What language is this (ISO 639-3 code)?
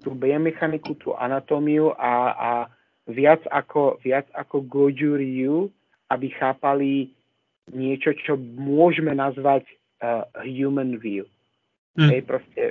slk